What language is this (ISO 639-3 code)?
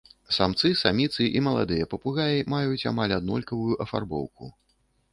bel